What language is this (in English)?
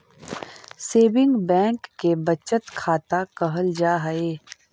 Magahi